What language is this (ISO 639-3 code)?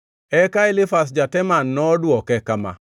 luo